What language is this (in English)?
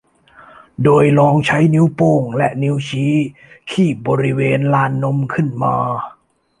Thai